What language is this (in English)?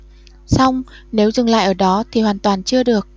Vietnamese